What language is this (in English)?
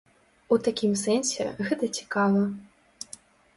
Belarusian